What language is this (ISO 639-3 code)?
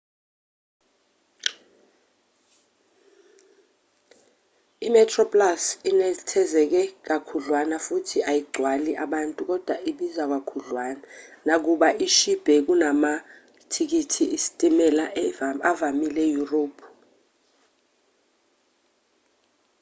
zul